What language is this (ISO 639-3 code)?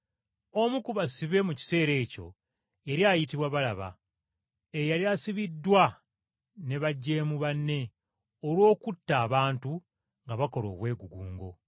lug